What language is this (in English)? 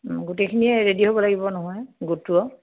Assamese